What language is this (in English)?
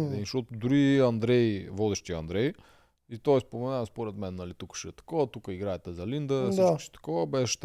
Bulgarian